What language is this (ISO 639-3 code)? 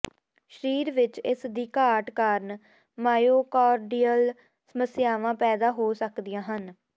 pan